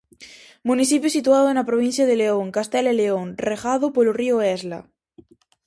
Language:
Galician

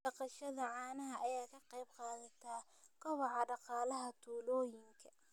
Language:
Somali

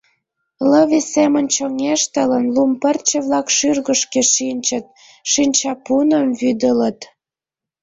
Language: Mari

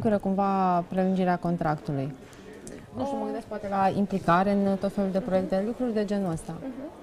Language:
Romanian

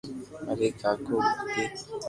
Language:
Loarki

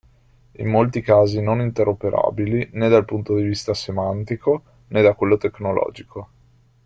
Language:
Italian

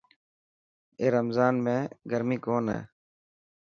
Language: Dhatki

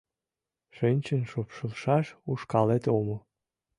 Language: Mari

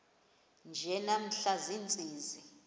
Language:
Xhosa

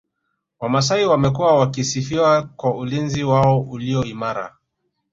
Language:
Swahili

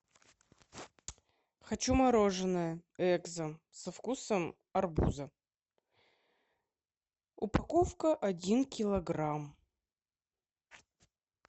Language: Russian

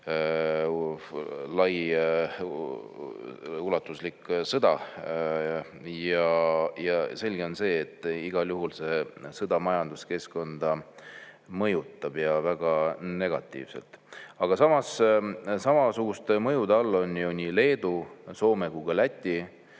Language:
Estonian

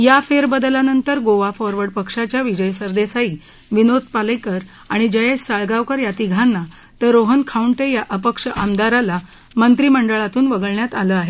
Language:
Marathi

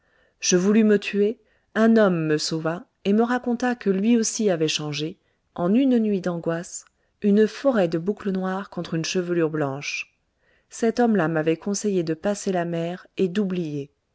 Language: French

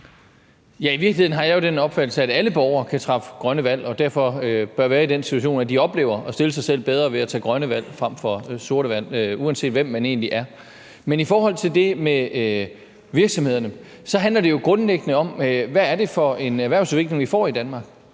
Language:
Danish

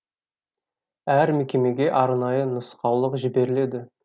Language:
Kazakh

